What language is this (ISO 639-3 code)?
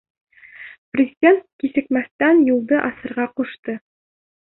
bak